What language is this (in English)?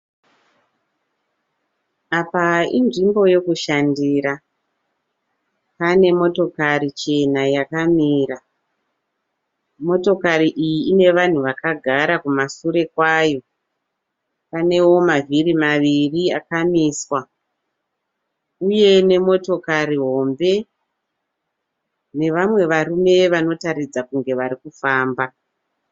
Shona